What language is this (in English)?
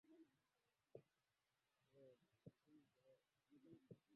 Swahili